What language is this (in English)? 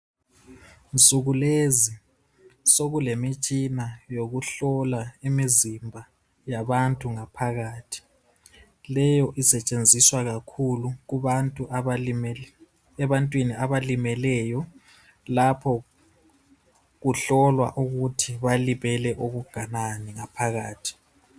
North Ndebele